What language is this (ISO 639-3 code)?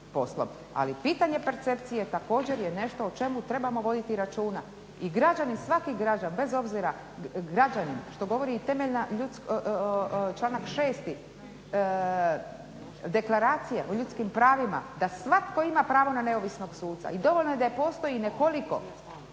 hrv